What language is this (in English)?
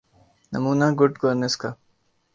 Urdu